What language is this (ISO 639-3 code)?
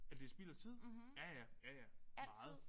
dan